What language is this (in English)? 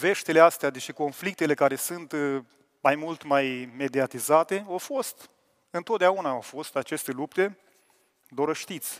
Romanian